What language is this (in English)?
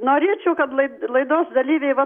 Lithuanian